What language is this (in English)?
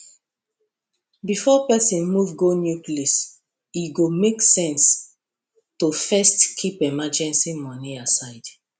Nigerian Pidgin